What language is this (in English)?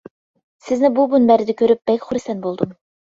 Uyghur